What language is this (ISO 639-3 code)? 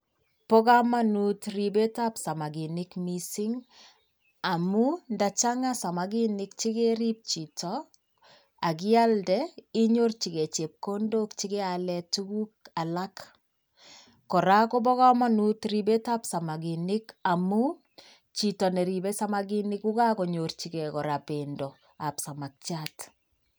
kln